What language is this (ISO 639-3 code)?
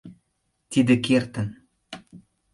chm